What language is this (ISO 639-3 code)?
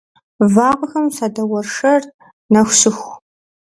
kbd